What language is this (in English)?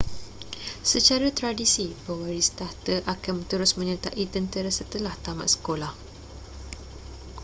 Malay